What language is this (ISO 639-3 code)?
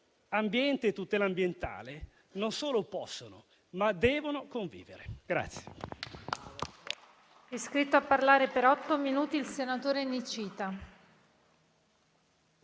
ita